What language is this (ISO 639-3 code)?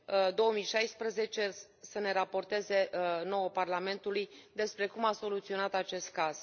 ron